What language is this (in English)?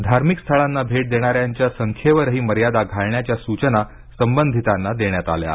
Marathi